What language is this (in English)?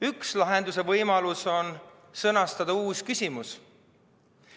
Estonian